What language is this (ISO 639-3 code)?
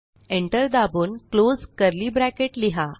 mar